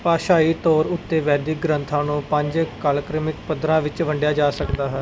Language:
Punjabi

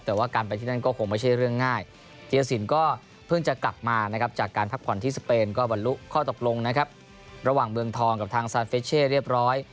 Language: Thai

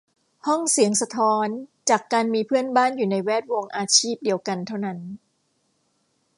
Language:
Thai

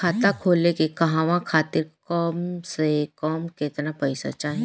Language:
Bhojpuri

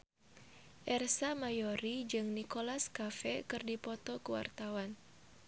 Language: Sundanese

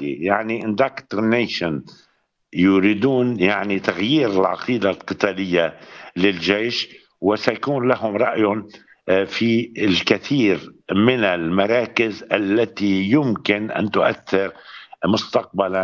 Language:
Arabic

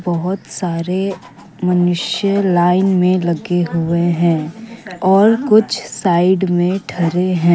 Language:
Hindi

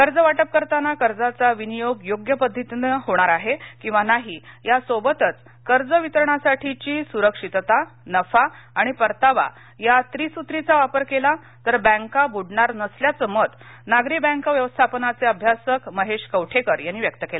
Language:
Marathi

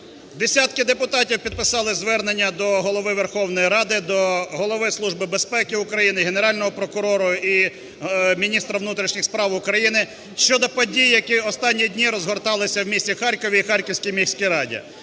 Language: Ukrainian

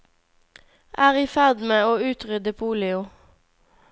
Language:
Norwegian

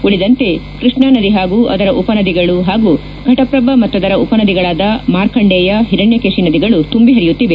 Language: Kannada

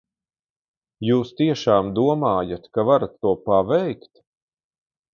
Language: Latvian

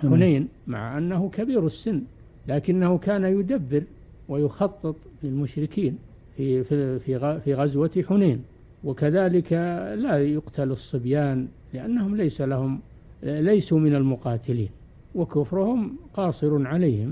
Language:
Arabic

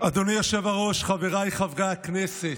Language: Hebrew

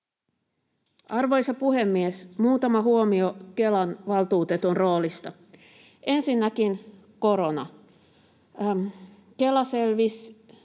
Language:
Finnish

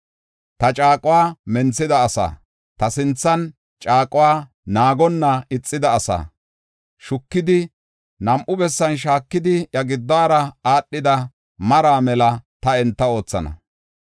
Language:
Gofa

